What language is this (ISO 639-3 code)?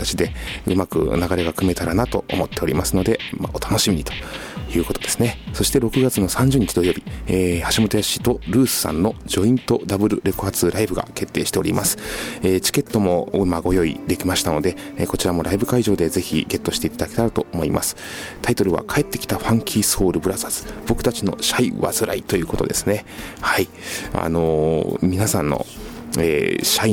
jpn